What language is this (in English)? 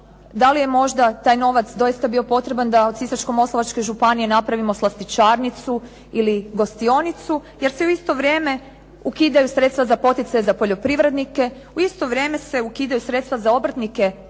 Croatian